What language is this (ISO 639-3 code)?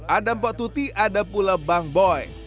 ind